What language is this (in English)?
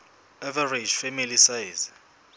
Southern Sotho